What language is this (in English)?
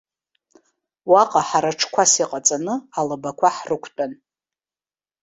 Abkhazian